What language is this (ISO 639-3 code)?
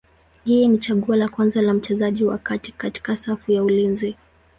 swa